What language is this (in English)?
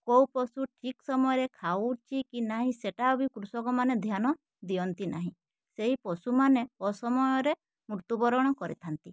Odia